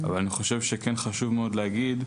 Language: Hebrew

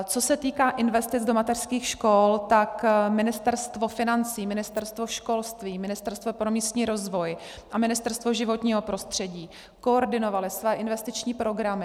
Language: Czech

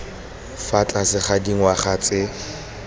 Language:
Tswana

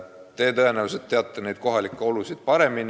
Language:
Estonian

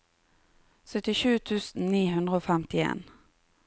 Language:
Norwegian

